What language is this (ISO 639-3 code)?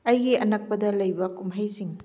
mni